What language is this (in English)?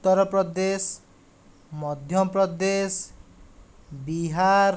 Odia